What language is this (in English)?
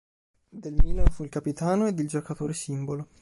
Italian